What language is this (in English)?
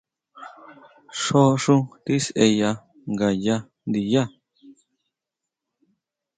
Huautla Mazatec